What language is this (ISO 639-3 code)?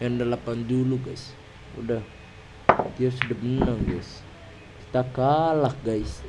ind